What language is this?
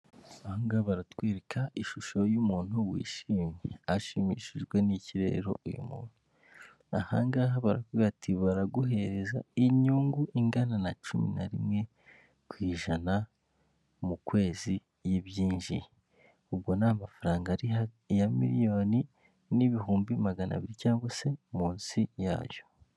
Kinyarwanda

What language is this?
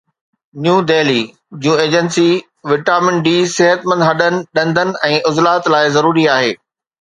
Sindhi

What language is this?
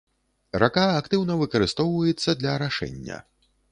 Belarusian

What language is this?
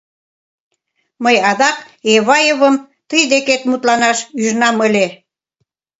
Mari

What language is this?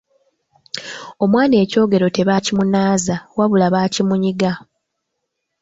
Ganda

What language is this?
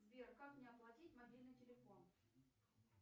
Russian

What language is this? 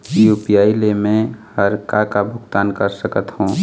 Chhattisgarhi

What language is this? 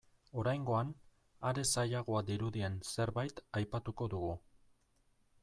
Basque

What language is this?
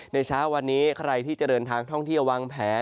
Thai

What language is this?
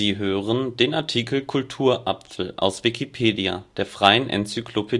German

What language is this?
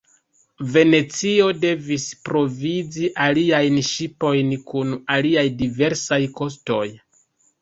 Esperanto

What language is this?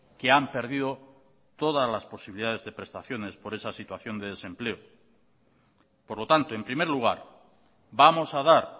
Spanish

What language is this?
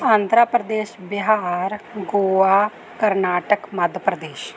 Punjabi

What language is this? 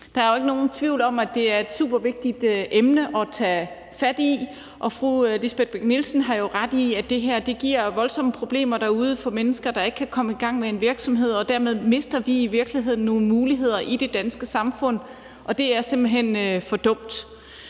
Danish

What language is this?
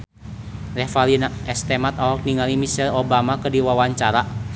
Sundanese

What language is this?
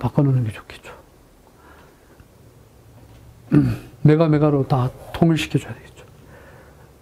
Korean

